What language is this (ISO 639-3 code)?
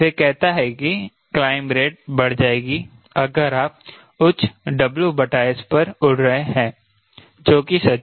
hin